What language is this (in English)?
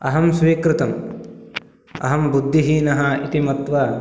Sanskrit